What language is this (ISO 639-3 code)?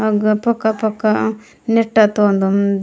gon